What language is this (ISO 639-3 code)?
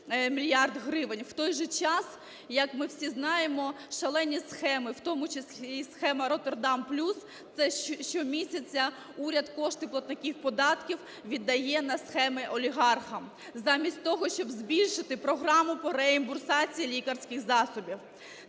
ukr